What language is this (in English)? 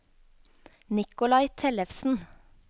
Norwegian